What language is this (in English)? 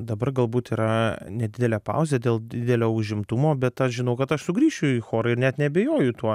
Lithuanian